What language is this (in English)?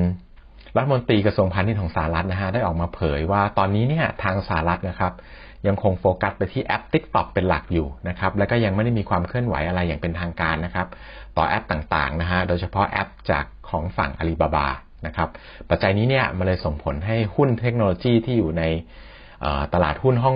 Thai